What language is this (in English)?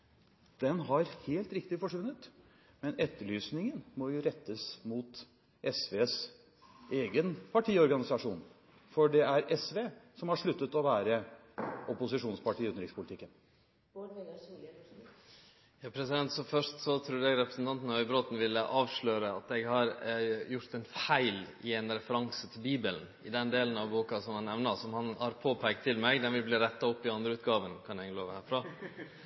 Norwegian